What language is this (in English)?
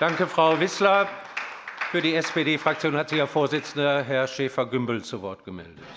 German